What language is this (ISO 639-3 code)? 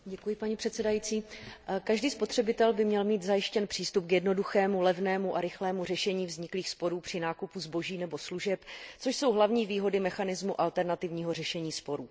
ces